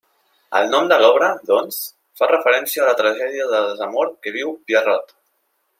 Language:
Catalan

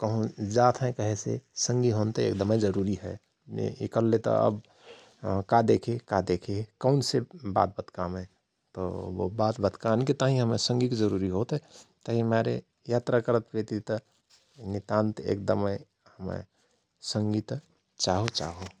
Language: Rana Tharu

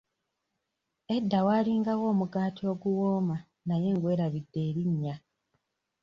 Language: Ganda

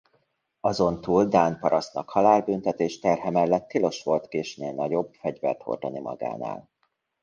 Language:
Hungarian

